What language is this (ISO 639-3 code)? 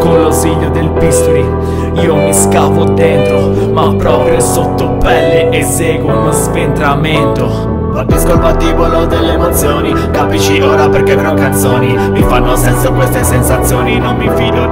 ita